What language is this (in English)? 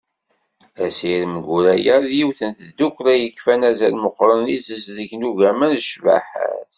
Kabyle